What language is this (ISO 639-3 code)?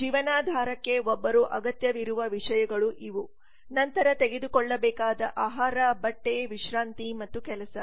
kan